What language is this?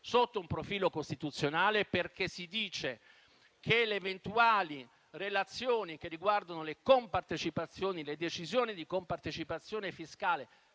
Italian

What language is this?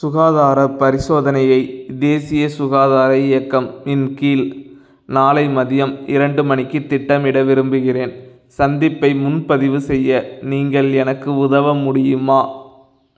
Tamil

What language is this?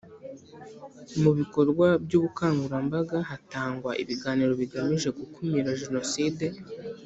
Kinyarwanda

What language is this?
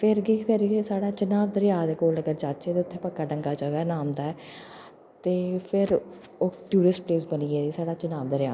Dogri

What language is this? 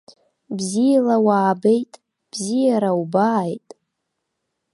Abkhazian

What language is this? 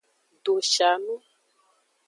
Aja (Benin)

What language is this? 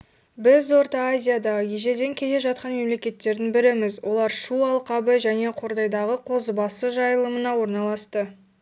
Kazakh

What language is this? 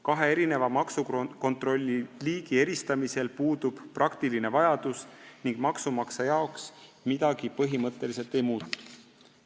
Estonian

